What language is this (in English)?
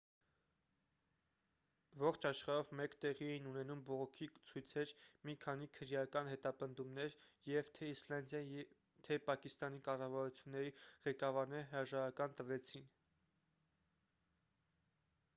Armenian